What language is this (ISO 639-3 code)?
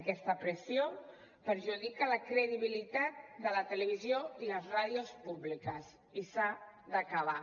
cat